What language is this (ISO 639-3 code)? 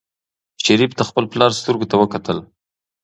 pus